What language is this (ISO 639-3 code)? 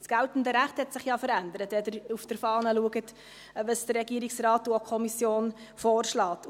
gsw